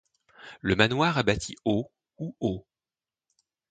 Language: French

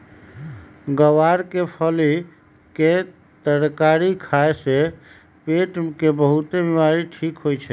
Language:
Magahi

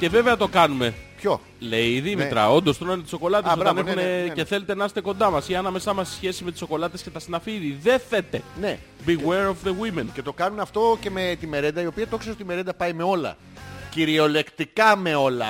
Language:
Greek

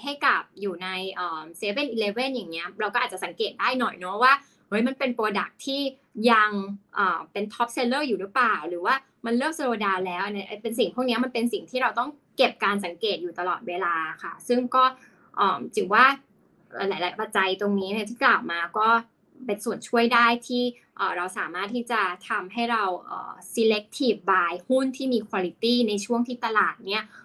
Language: Thai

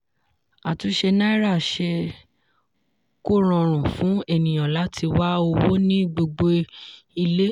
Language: Yoruba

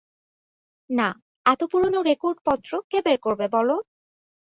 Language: Bangla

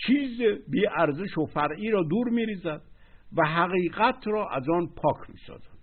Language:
Persian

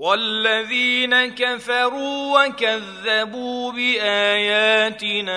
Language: Arabic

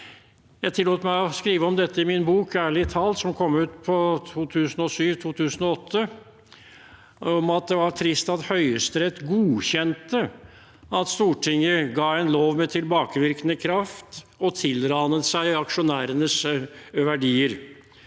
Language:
Norwegian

